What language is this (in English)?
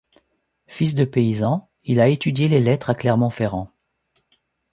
French